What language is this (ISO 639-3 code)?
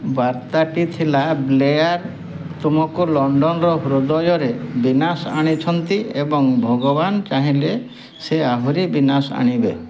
ori